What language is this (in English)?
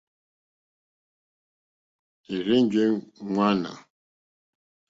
Mokpwe